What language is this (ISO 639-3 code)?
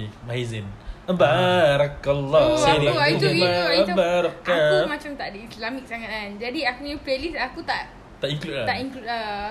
msa